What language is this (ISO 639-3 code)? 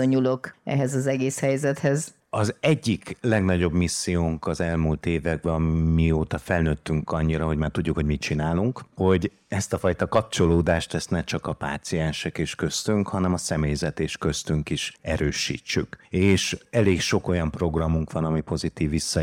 hun